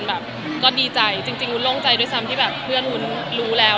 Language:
Thai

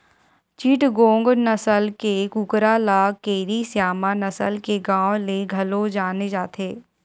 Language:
Chhattisgarhi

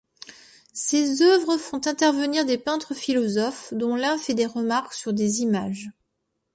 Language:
French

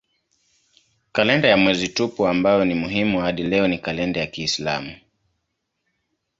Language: Swahili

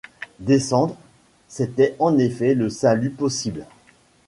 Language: French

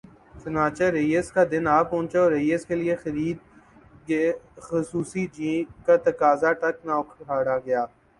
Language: Urdu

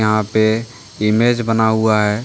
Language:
Hindi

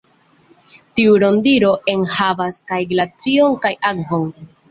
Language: Esperanto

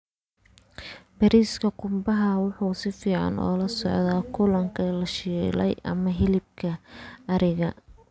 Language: Somali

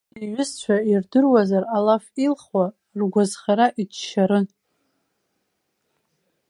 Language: Abkhazian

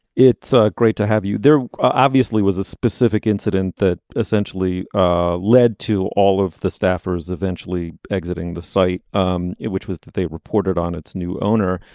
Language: English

